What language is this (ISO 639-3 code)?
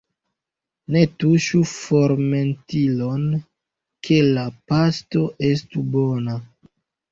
epo